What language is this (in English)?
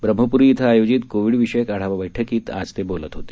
Marathi